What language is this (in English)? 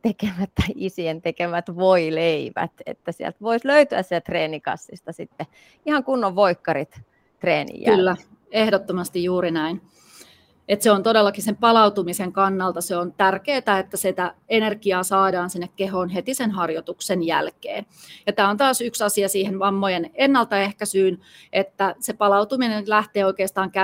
Finnish